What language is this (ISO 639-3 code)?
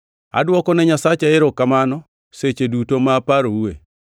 luo